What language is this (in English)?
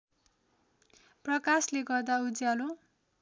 Nepali